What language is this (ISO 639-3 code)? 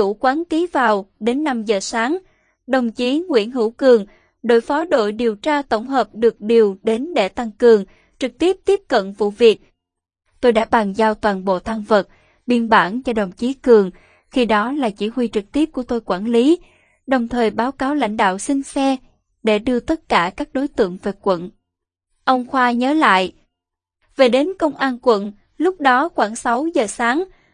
vie